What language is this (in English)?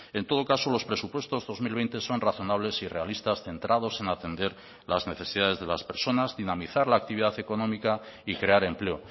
Spanish